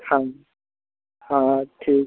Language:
Maithili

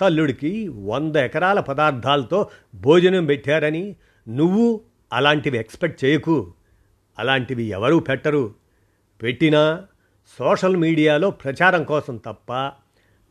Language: Telugu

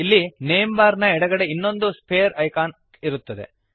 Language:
Kannada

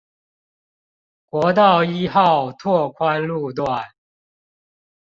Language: Chinese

